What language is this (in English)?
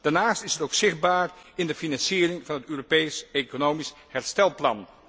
Dutch